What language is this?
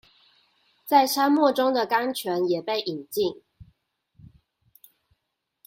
Chinese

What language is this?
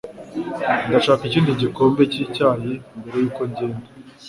Kinyarwanda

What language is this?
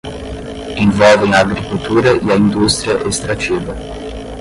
Portuguese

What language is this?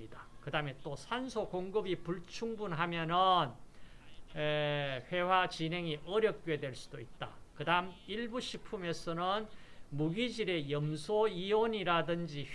Korean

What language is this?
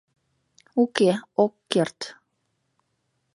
Mari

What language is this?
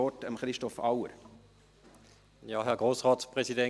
Swiss German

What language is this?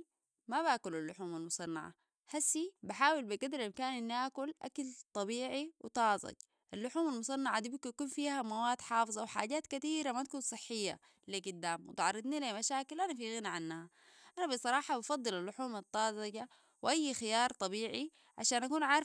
Sudanese Arabic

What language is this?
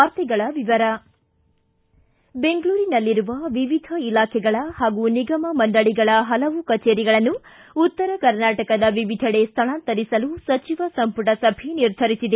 Kannada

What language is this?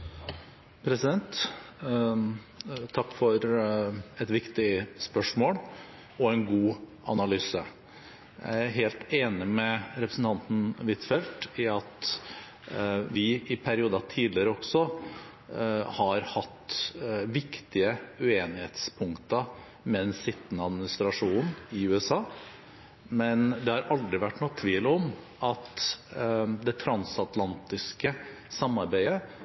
Norwegian Bokmål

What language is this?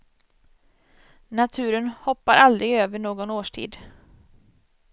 Swedish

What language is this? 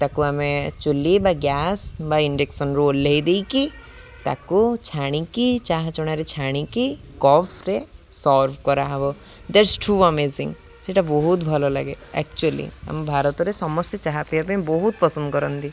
Odia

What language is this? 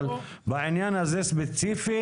Hebrew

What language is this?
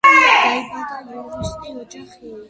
Georgian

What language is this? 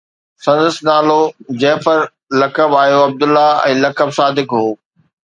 Sindhi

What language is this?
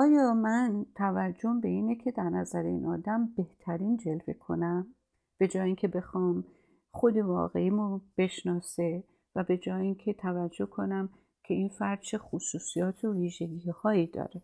Persian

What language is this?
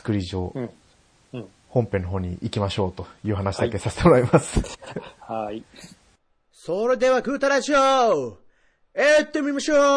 Japanese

